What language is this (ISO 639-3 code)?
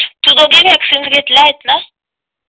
mar